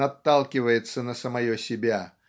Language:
Russian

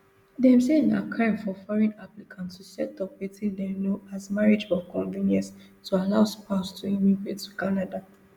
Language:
Nigerian Pidgin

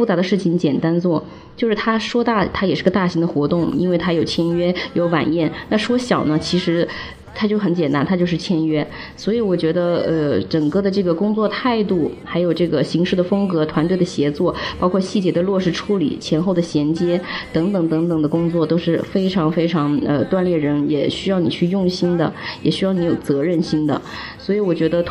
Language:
Chinese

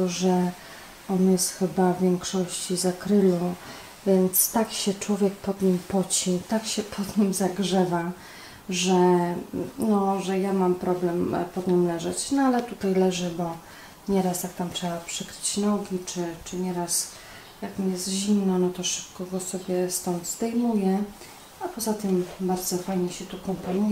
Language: Polish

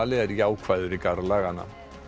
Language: Icelandic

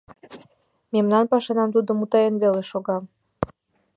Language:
Mari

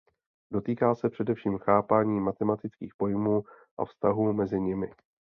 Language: Czech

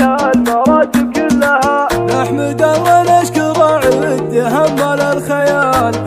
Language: Arabic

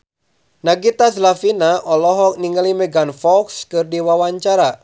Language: Sundanese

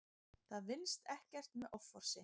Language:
Icelandic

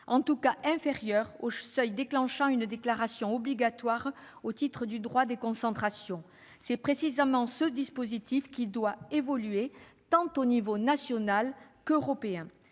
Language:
French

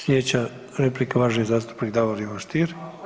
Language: Croatian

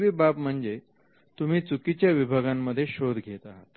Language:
Marathi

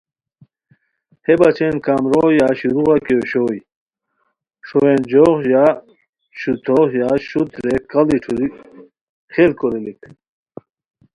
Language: Khowar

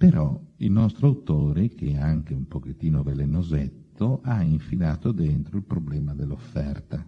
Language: Italian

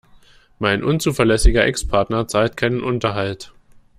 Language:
German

